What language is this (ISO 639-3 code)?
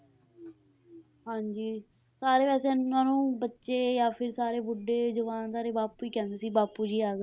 pan